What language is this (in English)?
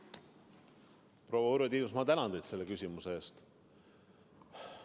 Estonian